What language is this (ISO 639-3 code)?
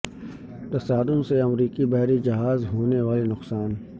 urd